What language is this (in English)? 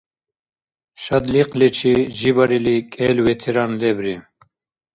Dargwa